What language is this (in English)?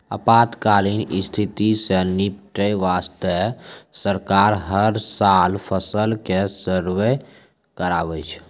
Maithili